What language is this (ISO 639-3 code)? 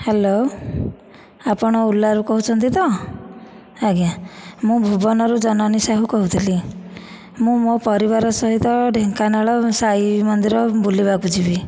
ori